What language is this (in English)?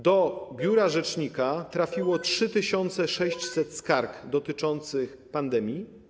Polish